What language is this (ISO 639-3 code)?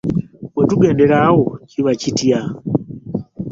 lug